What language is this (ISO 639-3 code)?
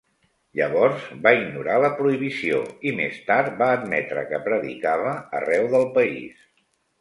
cat